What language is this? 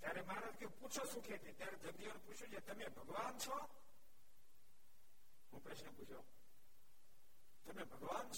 Gujarati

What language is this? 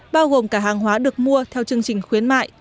Vietnamese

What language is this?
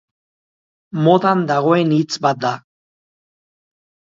Basque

